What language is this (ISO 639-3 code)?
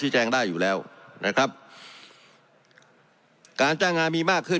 tha